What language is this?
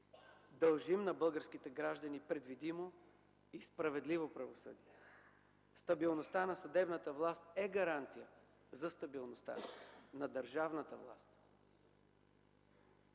Bulgarian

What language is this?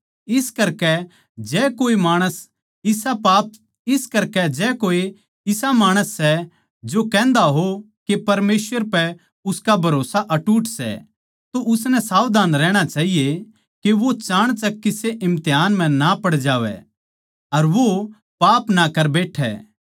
Haryanvi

